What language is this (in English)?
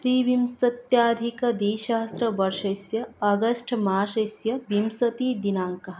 Sanskrit